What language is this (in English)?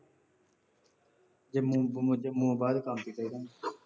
Punjabi